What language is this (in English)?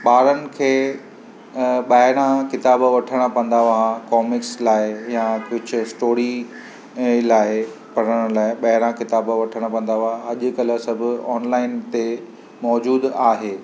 Sindhi